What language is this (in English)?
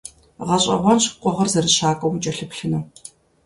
Kabardian